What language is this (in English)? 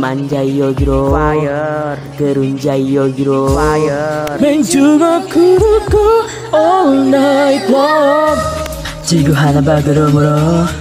French